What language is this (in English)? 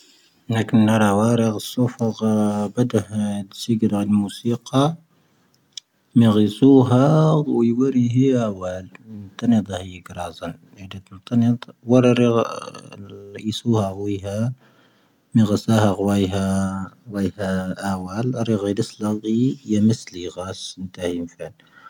Tahaggart Tamahaq